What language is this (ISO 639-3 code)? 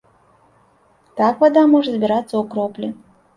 bel